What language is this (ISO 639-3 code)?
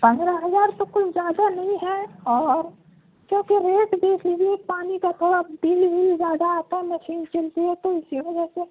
urd